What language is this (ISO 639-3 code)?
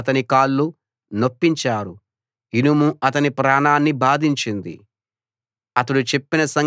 tel